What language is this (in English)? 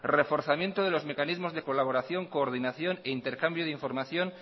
Spanish